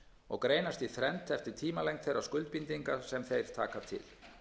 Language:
Icelandic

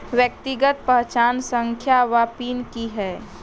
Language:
Maithili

